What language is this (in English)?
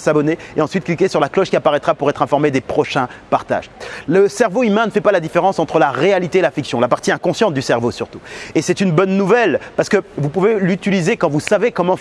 French